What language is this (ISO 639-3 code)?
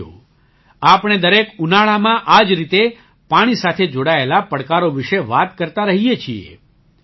guj